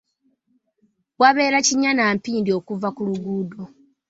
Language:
Ganda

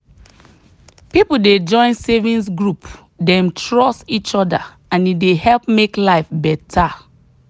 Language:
Nigerian Pidgin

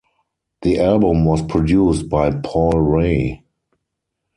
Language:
English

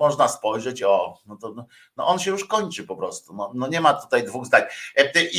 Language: Polish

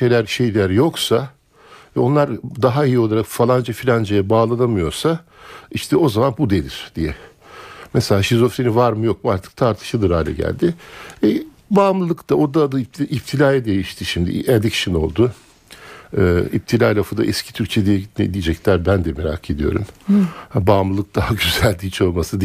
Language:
Turkish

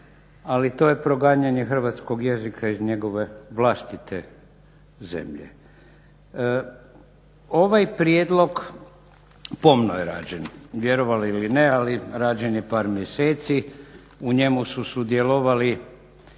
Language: Croatian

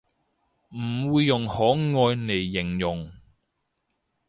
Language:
Cantonese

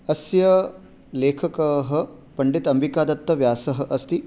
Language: Sanskrit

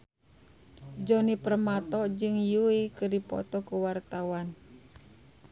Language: Sundanese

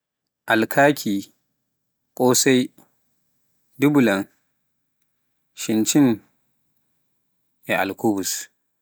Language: Pular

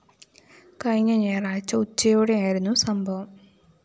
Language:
Malayalam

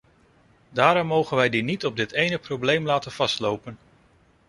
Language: Dutch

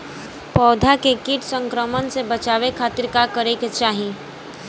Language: Bhojpuri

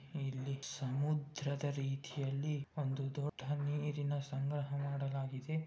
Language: Kannada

